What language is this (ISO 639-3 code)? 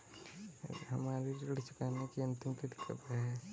hin